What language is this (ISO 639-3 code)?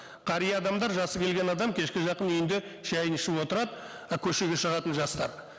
kaz